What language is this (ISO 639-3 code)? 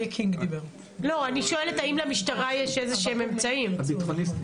heb